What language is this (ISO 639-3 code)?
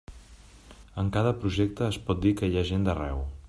cat